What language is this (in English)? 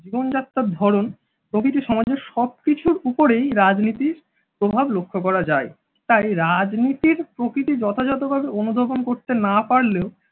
Bangla